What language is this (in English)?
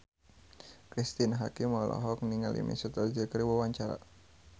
Sundanese